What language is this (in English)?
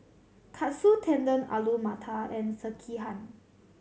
English